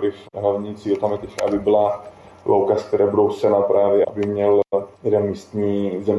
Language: Czech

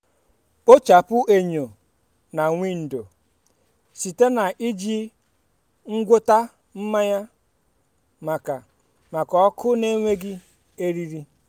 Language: Igbo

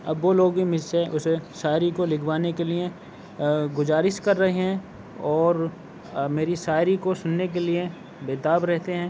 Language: Urdu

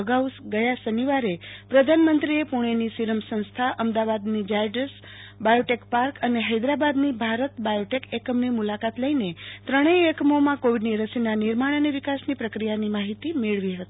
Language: Gujarati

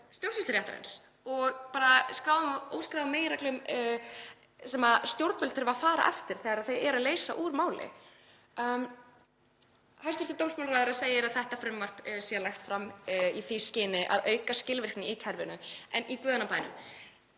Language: Icelandic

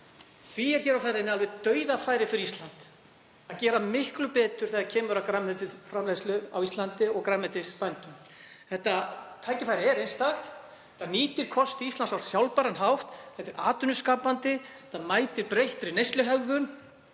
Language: Icelandic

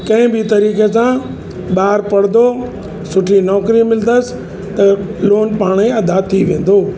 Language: Sindhi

